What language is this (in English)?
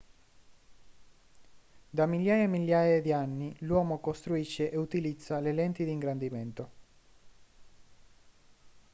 Italian